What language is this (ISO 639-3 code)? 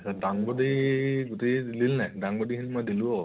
asm